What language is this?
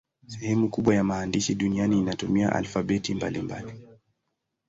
Swahili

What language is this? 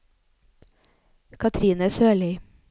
Norwegian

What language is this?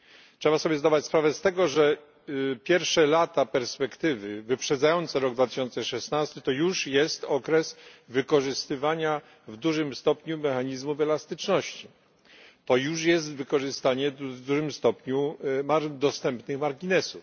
Polish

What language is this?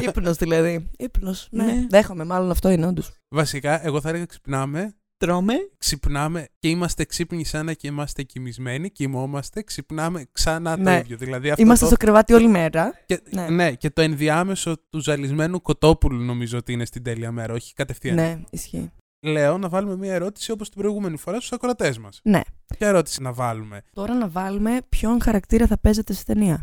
Greek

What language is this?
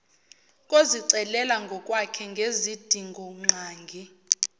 Zulu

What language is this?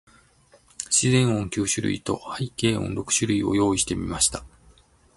Japanese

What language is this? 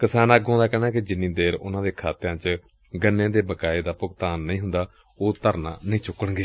Punjabi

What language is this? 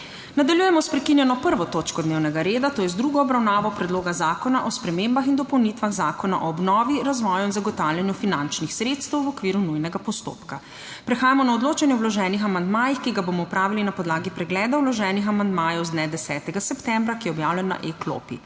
Slovenian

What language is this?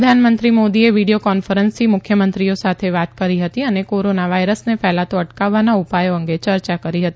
Gujarati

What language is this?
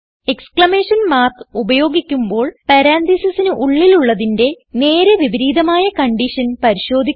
Malayalam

